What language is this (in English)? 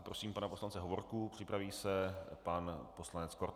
Czech